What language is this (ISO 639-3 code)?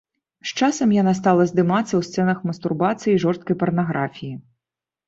bel